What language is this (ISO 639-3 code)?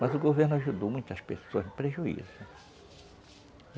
por